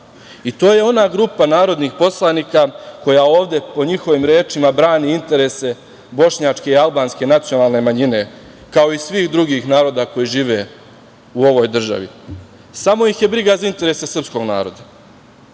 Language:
Serbian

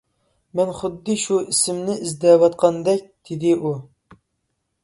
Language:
Uyghur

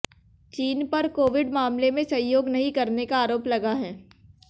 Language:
Hindi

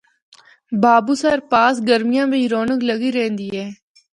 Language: Northern Hindko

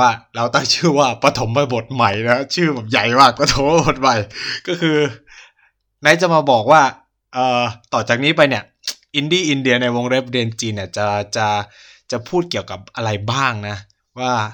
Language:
Thai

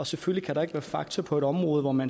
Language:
Danish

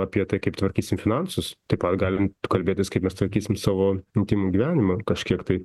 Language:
Lithuanian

